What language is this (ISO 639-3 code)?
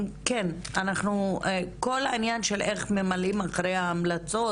heb